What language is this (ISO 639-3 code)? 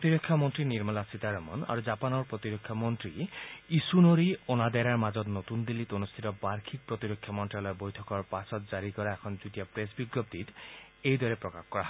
asm